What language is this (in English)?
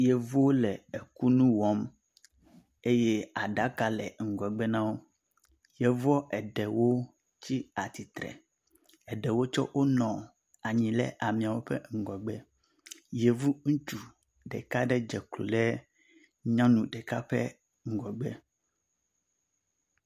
Ewe